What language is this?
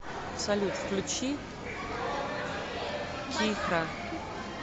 Russian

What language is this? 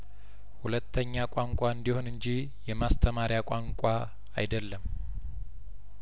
Amharic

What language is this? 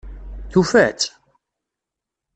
Kabyle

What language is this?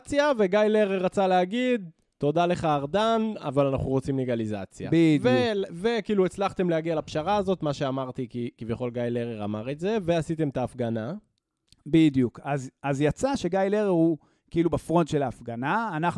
Hebrew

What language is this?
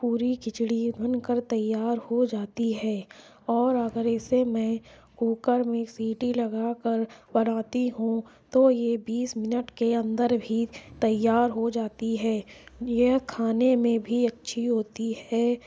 Urdu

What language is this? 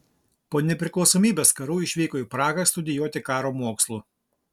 Lithuanian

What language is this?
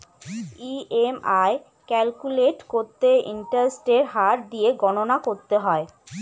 Bangla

